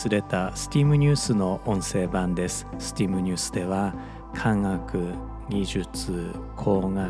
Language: Japanese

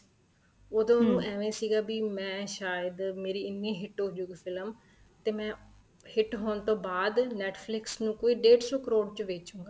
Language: Punjabi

